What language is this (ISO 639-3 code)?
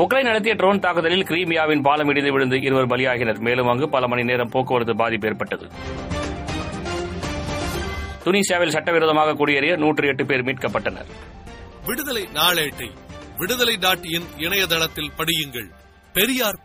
tam